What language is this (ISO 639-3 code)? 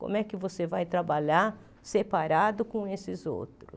por